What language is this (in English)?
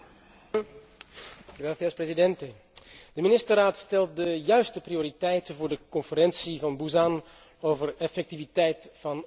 Dutch